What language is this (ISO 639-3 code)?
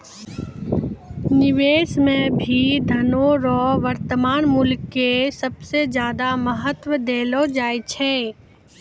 mai